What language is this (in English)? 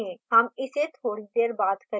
Hindi